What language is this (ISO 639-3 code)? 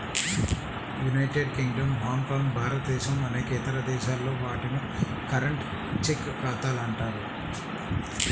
tel